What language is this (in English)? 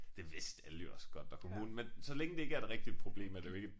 Danish